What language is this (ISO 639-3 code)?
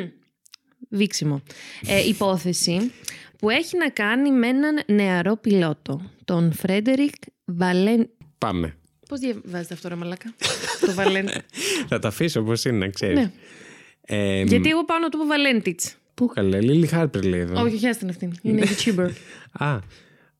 ell